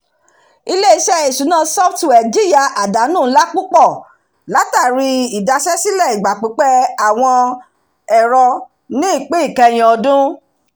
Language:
Yoruba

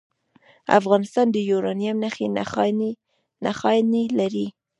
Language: Pashto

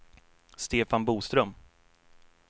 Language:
Swedish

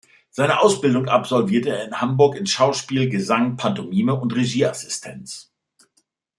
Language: German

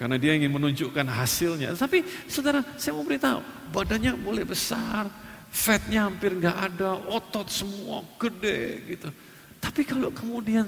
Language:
Indonesian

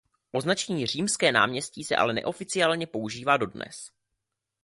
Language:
Czech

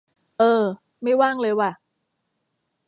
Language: Thai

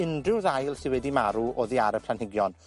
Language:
Welsh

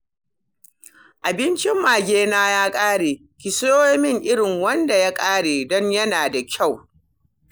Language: Hausa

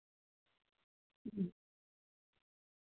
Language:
Santali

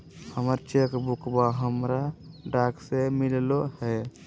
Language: Magahi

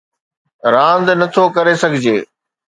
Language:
Sindhi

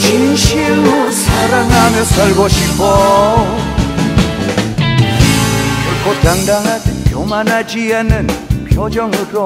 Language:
Korean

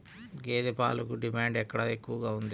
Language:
Telugu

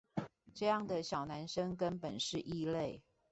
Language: Chinese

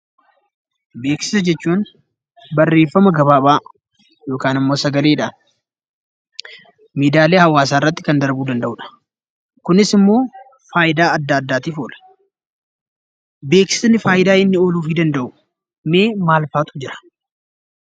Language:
Oromo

